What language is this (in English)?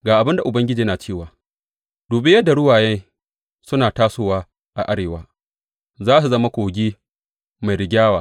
Hausa